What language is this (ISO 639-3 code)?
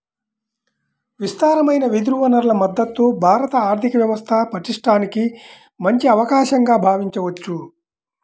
tel